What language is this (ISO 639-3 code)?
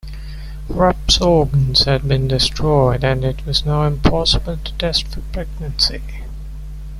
eng